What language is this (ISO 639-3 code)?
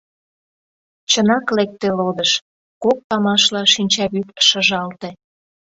chm